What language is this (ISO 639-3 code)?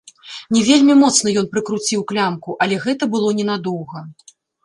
bel